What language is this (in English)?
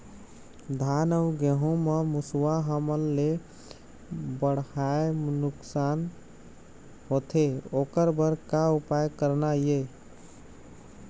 Chhattisgarhi